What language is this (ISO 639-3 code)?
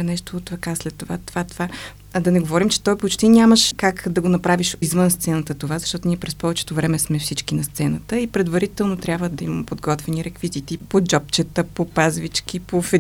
bul